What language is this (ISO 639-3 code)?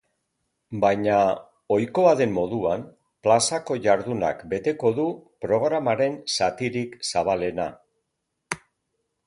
eus